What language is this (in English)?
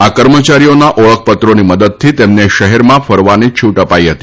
Gujarati